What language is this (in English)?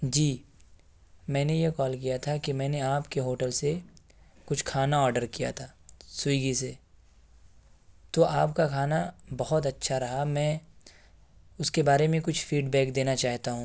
Urdu